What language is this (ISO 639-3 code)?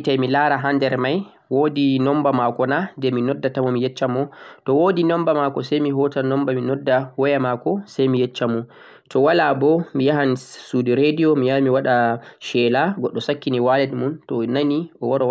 fuq